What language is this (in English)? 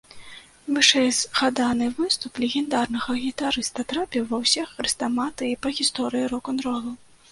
Belarusian